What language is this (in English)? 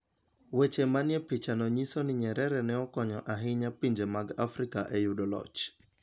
Luo (Kenya and Tanzania)